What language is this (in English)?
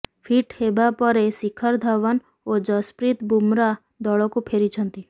Odia